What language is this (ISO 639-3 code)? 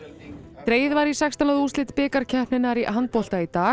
isl